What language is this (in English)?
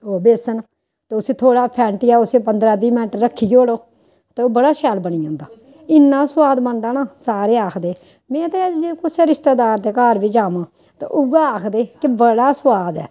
Dogri